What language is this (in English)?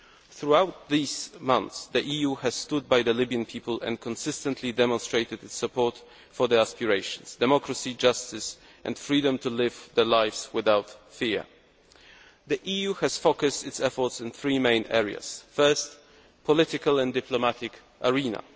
English